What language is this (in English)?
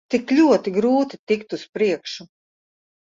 Latvian